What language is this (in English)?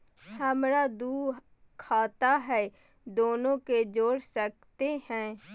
Magahi